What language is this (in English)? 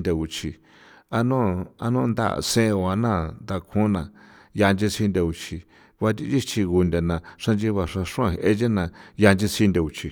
San Felipe Otlaltepec Popoloca